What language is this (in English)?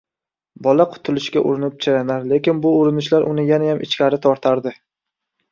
Uzbek